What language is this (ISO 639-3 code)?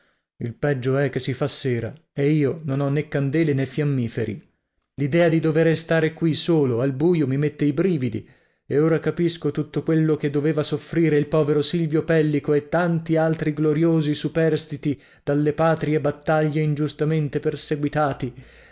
ita